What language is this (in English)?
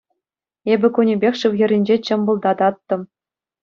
Chuvash